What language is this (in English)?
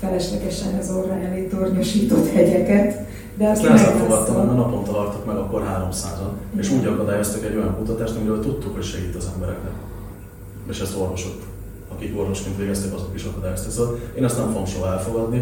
Hungarian